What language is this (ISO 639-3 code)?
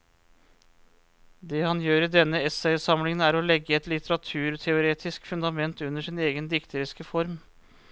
nor